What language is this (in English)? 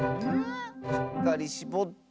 Japanese